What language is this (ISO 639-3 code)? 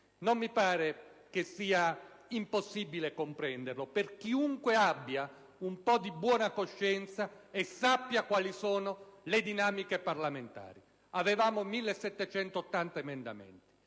ita